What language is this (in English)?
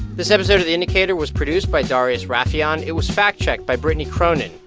English